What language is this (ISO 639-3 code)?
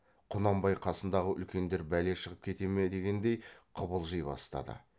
kaz